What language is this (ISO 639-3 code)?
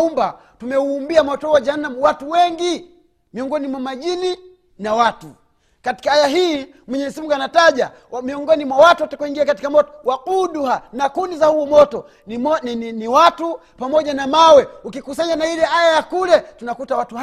swa